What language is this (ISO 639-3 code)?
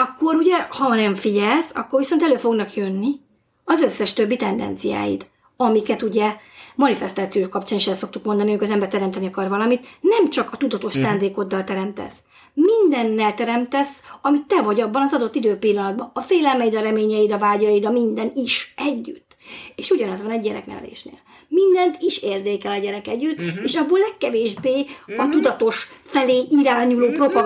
hun